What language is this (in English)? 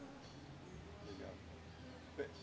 Portuguese